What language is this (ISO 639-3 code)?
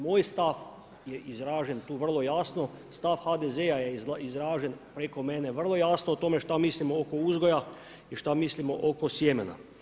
hrv